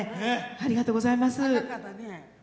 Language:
Japanese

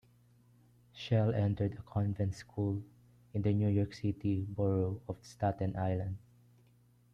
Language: English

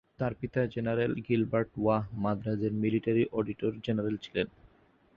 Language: Bangla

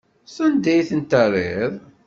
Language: Kabyle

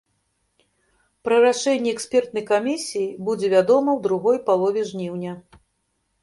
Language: Belarusian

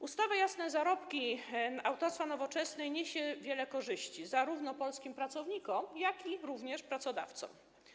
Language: Polish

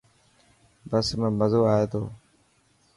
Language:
Dhatki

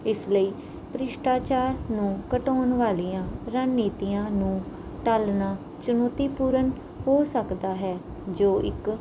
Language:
Punjabi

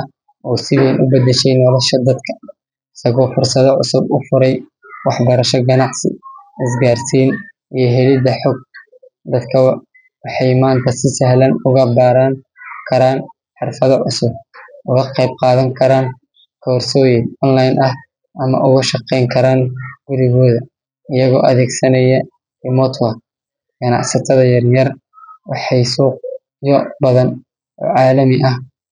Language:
Somali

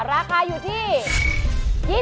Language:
Thai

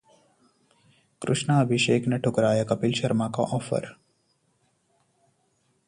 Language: Hindi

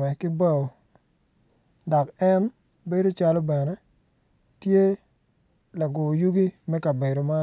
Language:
Acoli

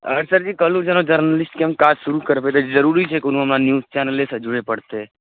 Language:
Maithili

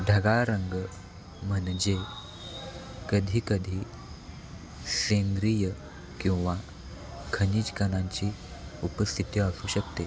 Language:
Marathi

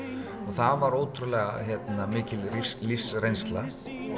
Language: Icelandic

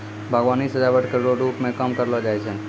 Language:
Maithili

